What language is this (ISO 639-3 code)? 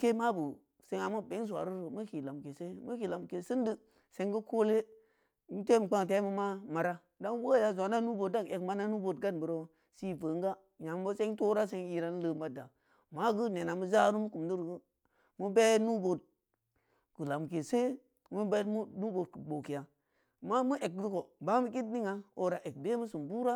ndi